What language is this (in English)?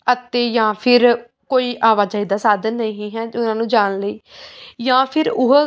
Punjabi